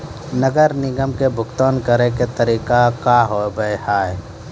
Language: Maithili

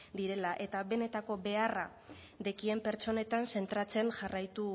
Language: Basque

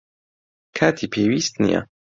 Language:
Central Kurdish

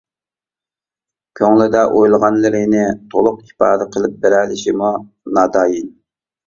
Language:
Uyghur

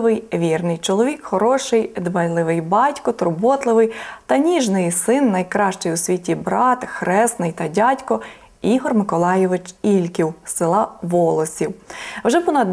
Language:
Ukrainian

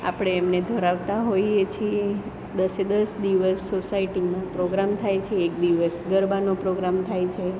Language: Gujarati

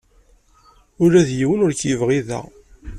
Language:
Kabyle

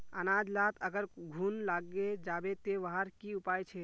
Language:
Magahi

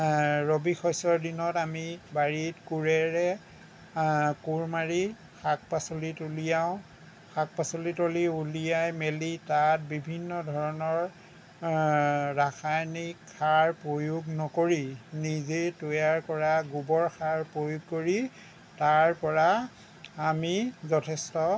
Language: Assamese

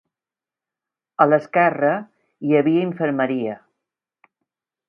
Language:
Catalan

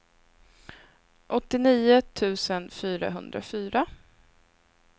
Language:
Swedish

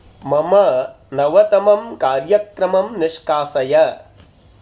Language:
Sanskrit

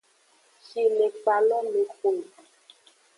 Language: Aja (Benin)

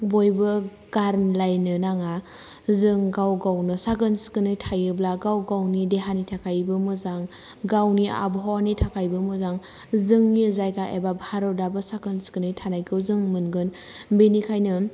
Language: Bodo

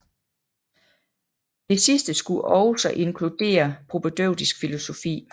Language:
Danish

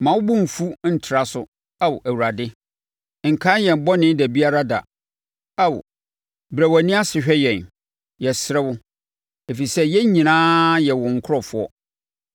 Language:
Akan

